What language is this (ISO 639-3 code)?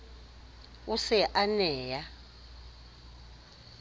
sot